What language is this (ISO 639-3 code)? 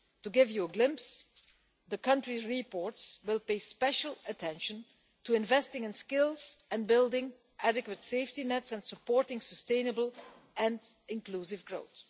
eng